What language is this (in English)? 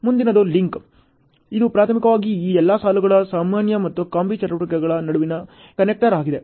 Kannada